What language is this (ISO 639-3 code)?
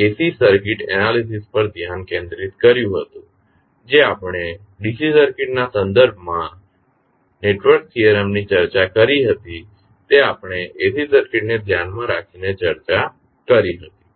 guj